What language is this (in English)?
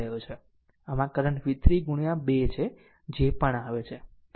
Gujarati